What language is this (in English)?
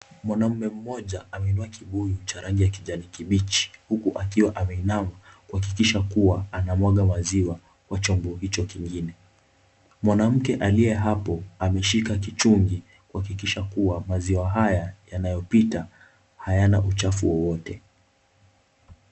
Swahili